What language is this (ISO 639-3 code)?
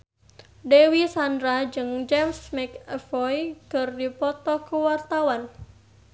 sun